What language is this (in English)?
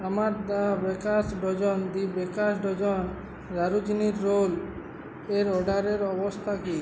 Bangla